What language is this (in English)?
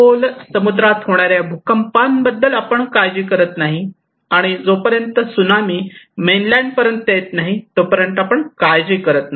Marathi